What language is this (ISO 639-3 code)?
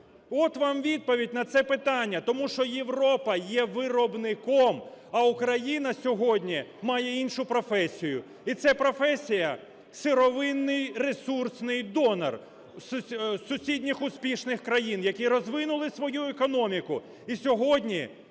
ukr